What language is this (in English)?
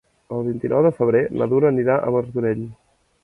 Catalan